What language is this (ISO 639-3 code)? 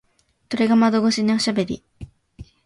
jpn